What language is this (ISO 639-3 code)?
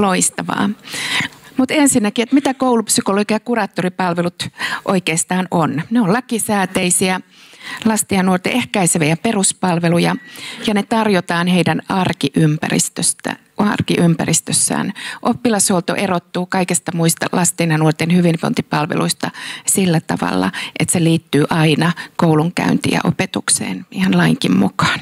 fin